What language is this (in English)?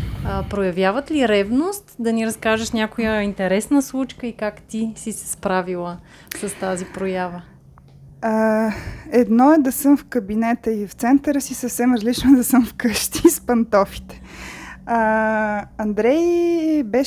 Bulgarian